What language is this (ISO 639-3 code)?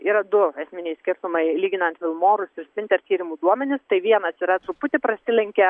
lit